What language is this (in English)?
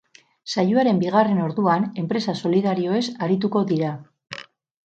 Basque